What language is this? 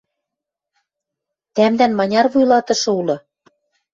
Western Mari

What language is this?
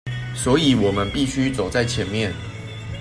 Chinese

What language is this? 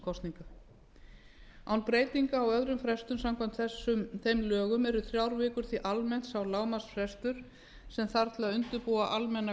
Icelandic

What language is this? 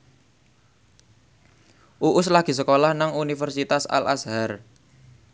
Javanese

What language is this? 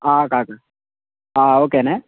Telugu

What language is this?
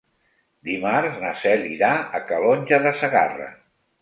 Catalan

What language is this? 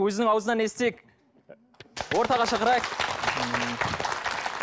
Kazakh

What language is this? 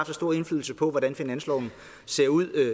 Danish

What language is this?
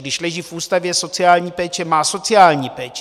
Czech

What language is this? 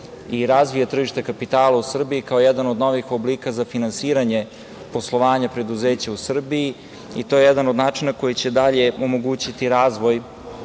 Serbian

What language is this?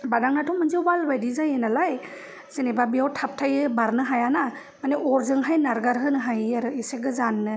Bodo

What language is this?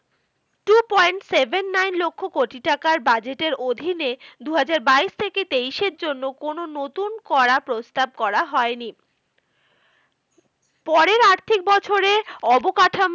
Bangla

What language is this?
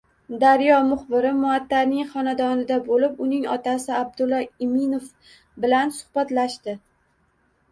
Uzbek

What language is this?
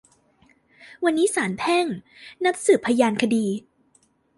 Thai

